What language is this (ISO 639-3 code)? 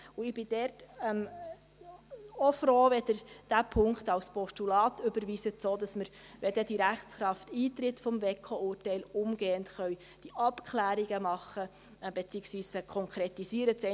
gsw